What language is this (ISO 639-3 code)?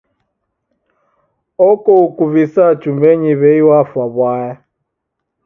dav